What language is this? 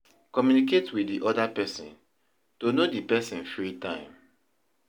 Nigerian Pidgin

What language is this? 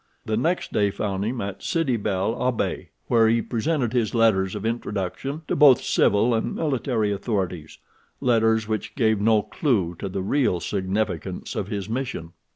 English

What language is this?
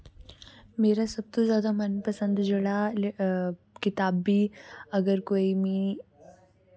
Dogri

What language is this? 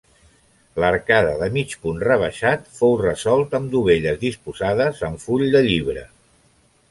Catalan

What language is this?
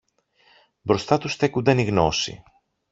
Greek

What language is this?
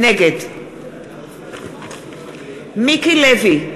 Hebrew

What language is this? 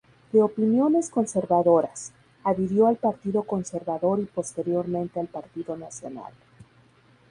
Spanish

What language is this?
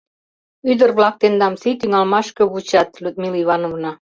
Mari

